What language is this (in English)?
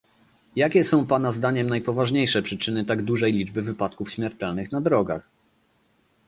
Polish